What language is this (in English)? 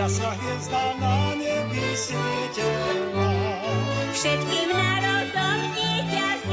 Slovak